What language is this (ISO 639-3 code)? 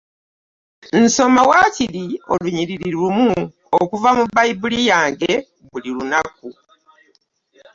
lug